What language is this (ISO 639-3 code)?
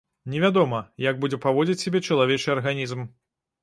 bel